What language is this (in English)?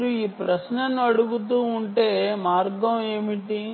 Telugu